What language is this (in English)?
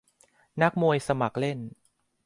Thai